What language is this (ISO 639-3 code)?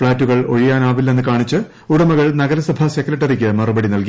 mal